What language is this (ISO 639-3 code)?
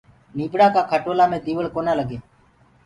ggg